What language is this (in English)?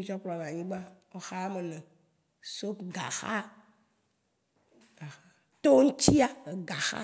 Waci Gbe